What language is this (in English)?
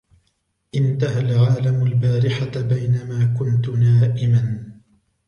Arabic